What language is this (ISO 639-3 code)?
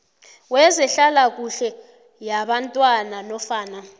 nbl